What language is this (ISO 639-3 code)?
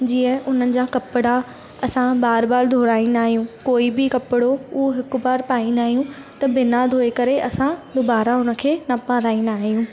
snd